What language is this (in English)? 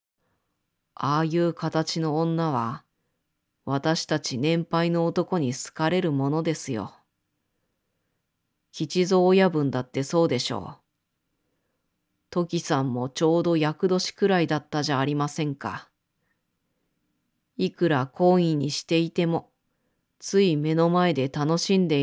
Japanese